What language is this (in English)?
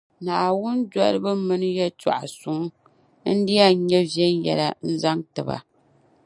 Dagbani